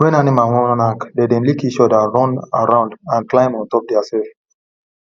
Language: Nigerian Pidgin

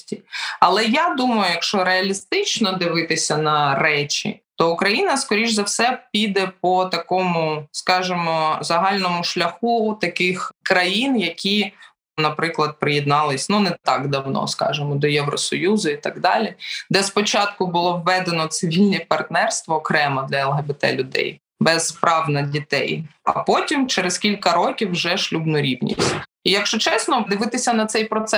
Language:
Ukrainian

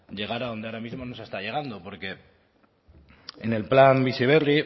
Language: Spanish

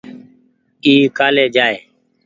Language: Goaria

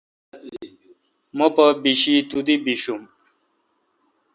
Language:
Kalkoti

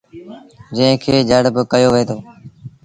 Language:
Sindhi Bhil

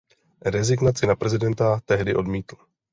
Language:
Czech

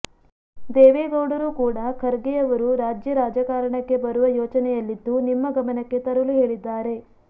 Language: Kannada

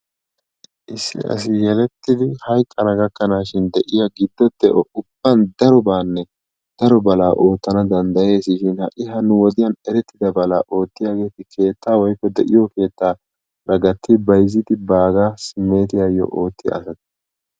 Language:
Wolaytta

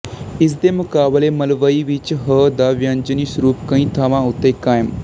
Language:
Punjabi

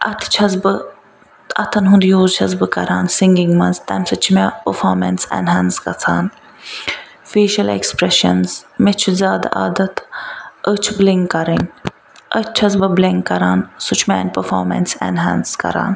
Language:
Kashmiri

